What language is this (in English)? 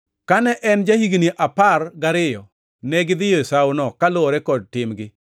Luo (Kenya and Tanzania)